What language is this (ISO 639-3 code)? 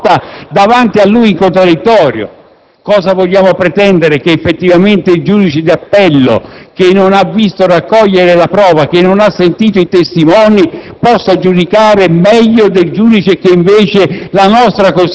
ita